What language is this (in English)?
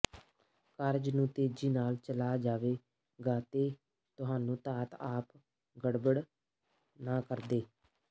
Punjabi